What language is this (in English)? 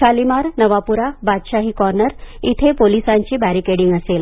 Marathi